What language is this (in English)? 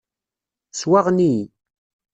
Kabyle